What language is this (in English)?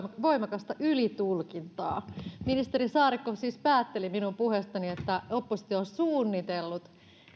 Finnish